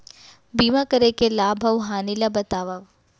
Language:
Chhattisgarhi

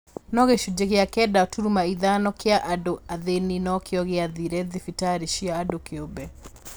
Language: Kikuyu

